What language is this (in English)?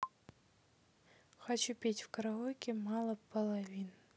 Russian